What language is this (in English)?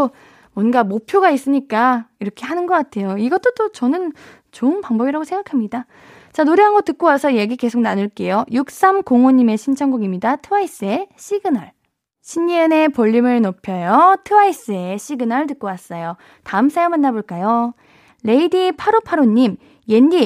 Korean